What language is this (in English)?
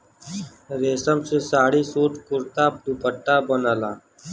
Bhojpuri